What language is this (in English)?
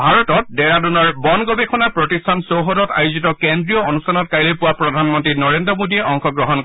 Assamese